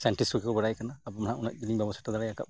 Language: Santali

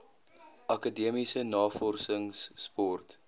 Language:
Afrikaans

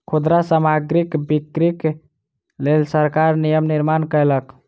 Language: Maithili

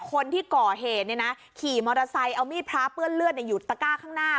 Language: Thai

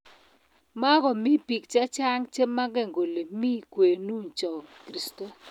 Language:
Kalenjin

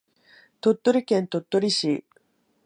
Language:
Japanese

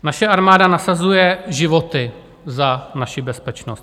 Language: Czech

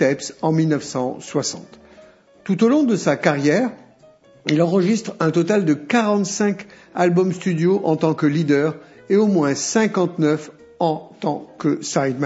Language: French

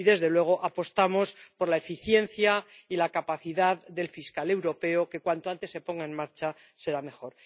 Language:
Spanish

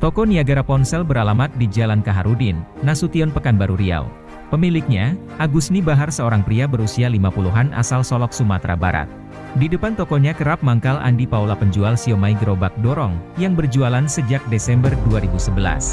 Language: Indonesian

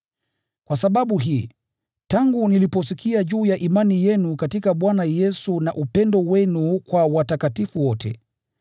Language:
Swahili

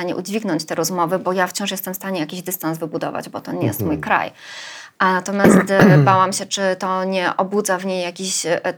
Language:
Polish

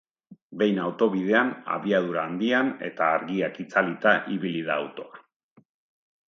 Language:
Basque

